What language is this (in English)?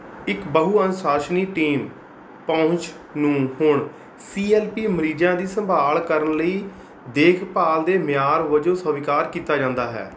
Punjabi